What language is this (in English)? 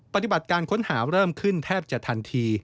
Thai